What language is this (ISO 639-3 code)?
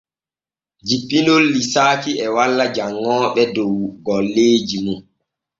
fue